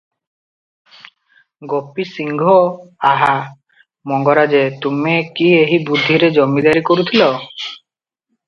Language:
Odia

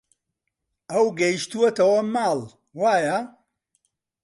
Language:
Central Kurdish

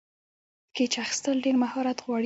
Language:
Pashto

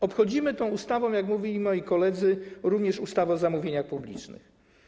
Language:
Polish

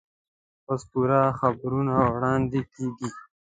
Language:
Pashto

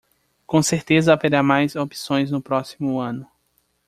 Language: Portuguese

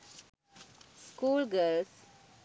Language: Sinhala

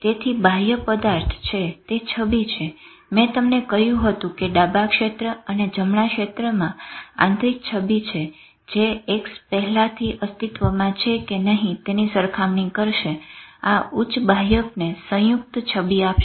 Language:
Gujarati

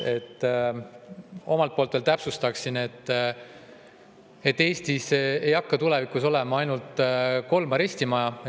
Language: Estonian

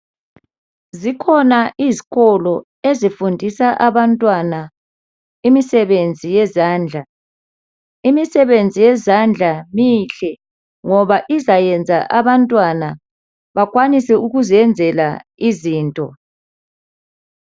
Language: North Ndebele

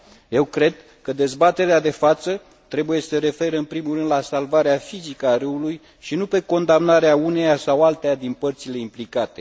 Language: Romanian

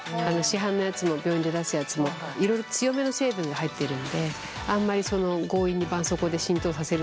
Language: Japanese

